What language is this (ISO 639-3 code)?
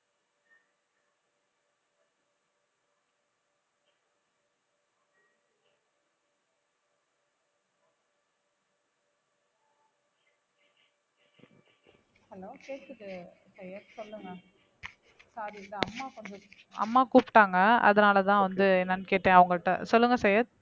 tam